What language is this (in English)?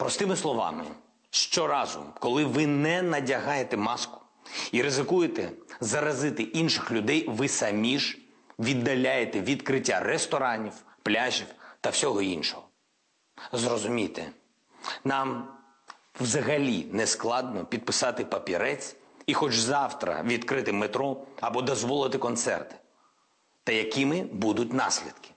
Ukrainian